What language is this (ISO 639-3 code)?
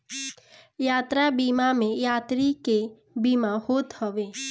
bho